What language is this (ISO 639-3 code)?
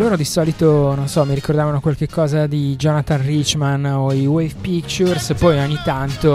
ita